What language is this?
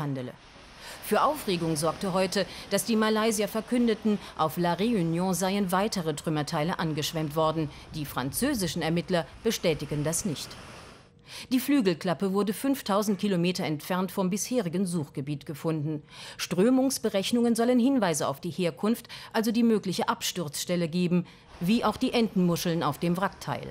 German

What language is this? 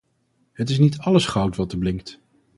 Dutch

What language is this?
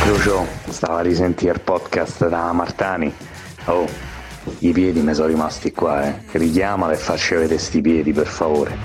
Italian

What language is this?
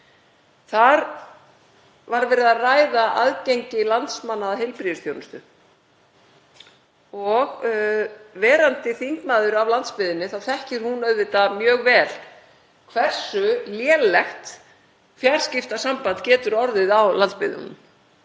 Icelandic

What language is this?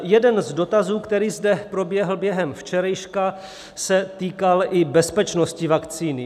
Czech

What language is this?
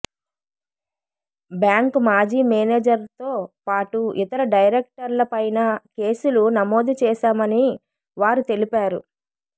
Telugu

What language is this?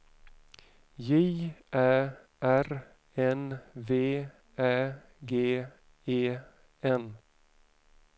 Swedish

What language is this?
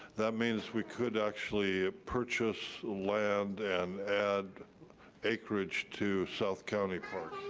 English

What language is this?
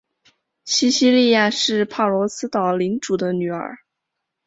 Chinese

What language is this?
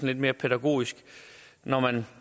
Danish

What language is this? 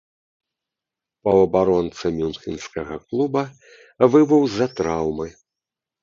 Belarusian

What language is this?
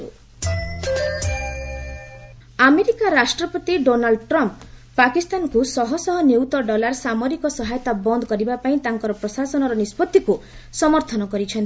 Odia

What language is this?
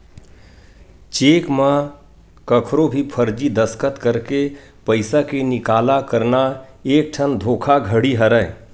Chhattisgarhi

